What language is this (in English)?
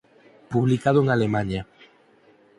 Galician